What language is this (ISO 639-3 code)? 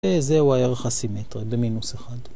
heb